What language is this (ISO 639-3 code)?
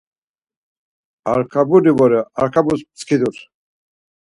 lzz